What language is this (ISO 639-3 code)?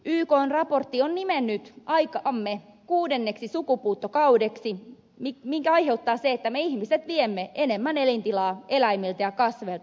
fin